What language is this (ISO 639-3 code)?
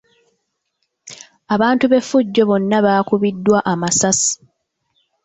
lug